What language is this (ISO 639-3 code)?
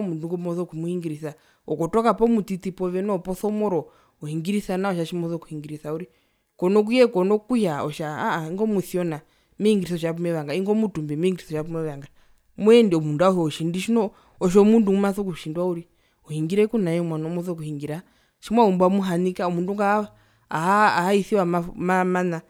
her